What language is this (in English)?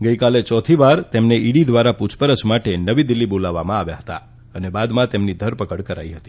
Gujarati